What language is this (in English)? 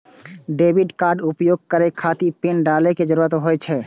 Maithili